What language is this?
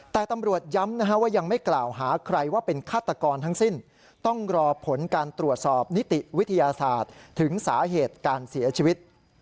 Thai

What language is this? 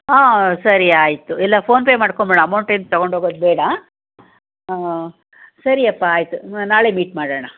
Kannada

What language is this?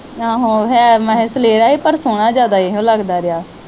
Punjabi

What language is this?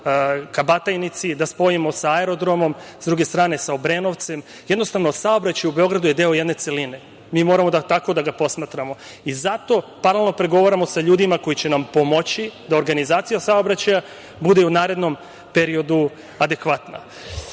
Serbian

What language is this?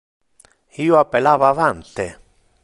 Interlingua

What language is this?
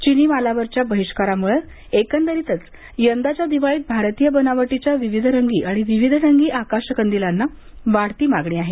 Marathi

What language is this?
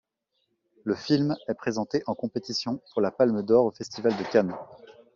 French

